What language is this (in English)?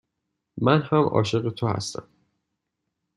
Persian